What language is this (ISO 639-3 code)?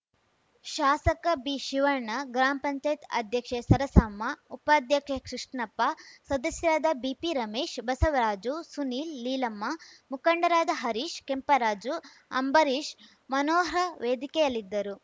kan